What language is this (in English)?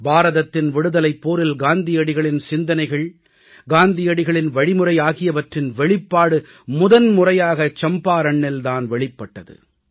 Tamil